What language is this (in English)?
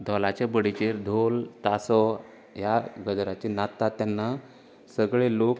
Konkani